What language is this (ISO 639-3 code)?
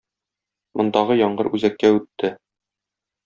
tat